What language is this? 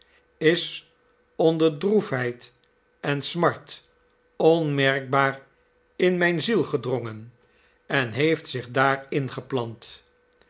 Dutch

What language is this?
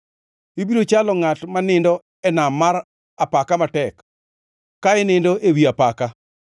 Luo (Kenya and Tanzania)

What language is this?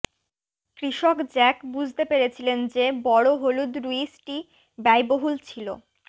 Bangla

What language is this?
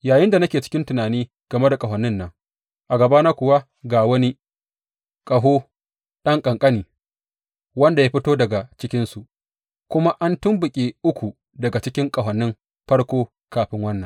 Hausa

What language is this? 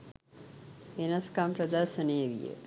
Sinhala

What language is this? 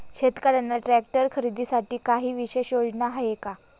Marathi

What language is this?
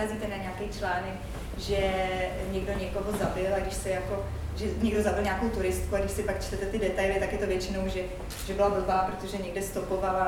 Czech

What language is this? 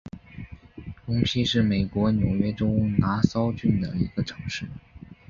Chinese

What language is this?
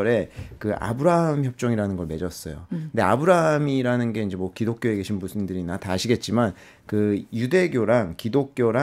Korean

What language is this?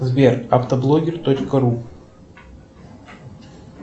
Russian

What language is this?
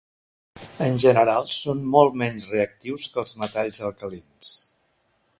Catalan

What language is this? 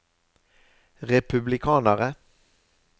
Norwegian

